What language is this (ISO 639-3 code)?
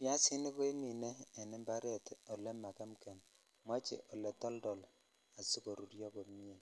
kln